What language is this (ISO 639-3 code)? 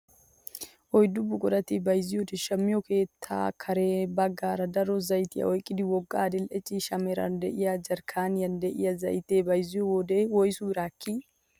wal